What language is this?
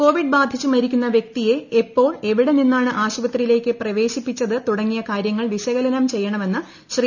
Malayalam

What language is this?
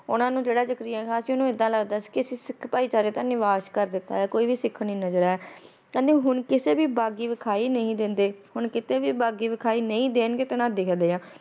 Punjabi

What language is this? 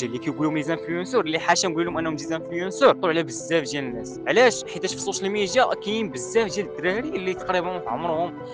Arabic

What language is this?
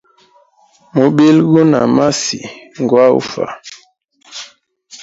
Hemba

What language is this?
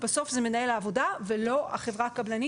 Hebrew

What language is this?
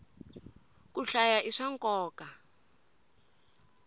Tsonga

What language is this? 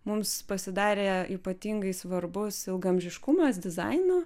Lithuanian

